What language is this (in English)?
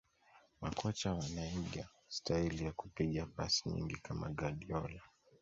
Swahili